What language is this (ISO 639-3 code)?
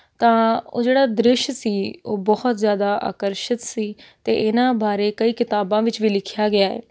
pan